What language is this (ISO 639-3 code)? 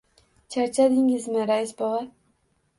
uzb